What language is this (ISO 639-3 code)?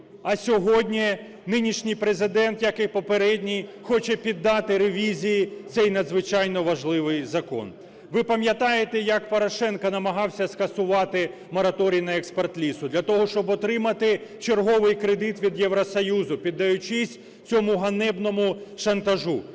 ukr